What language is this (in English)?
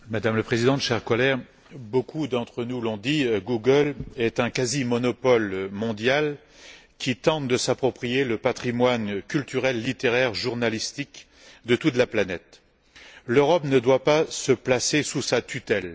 French